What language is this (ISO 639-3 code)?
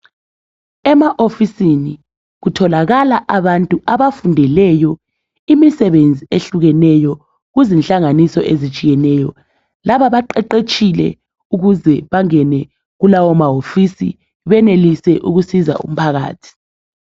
nde